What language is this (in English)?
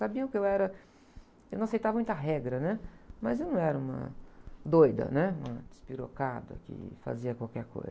Portuguese